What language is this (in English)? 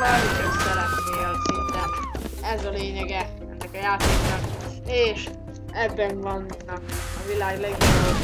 Hungarian